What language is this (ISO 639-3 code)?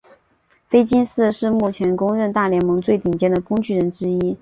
zho